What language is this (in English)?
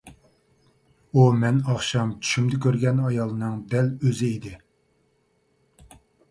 Uyghur